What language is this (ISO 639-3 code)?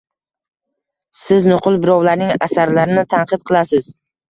uzb